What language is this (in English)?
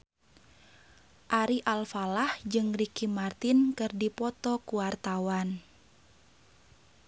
Sundanese